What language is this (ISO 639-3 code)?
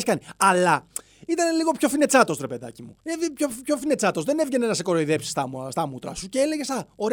ell